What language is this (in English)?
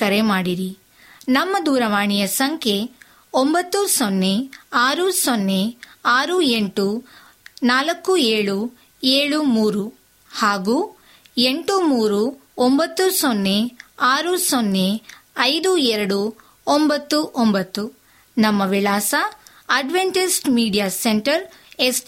Kannada